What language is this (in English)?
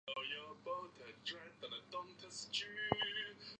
Chinese